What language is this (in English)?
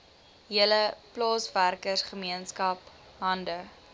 Afrikaans